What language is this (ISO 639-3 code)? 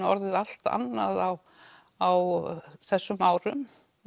isl